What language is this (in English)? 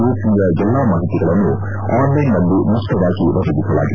Kannada